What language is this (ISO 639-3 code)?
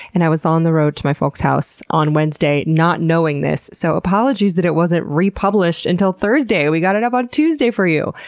eng